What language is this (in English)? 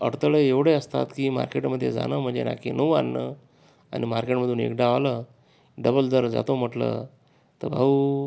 Marathi